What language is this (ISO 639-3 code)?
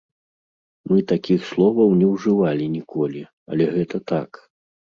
bel